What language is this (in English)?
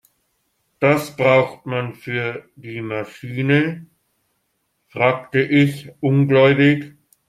German